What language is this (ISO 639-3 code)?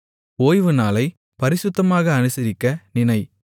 tam